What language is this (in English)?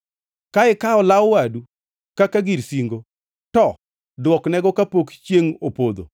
Luo (Kenya and Tanzania)